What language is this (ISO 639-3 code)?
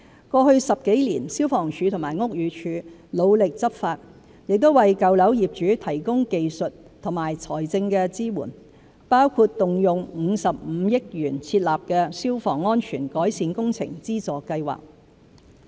yue